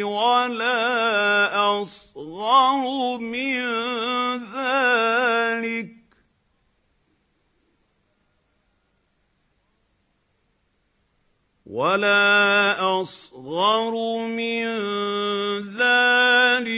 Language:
Arabic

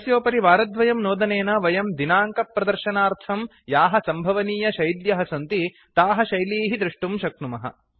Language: Sanskrit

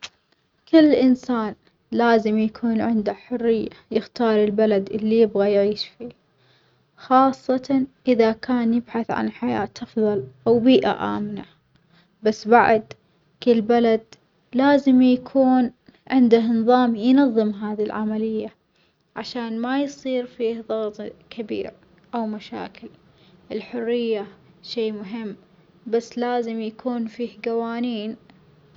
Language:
Omani Arabic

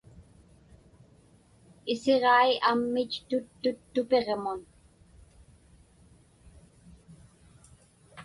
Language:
Inupiaq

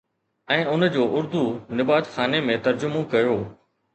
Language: Sindhi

